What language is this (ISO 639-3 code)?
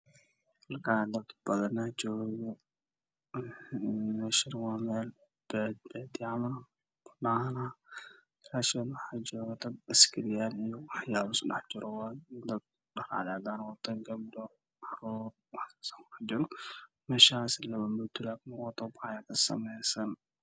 som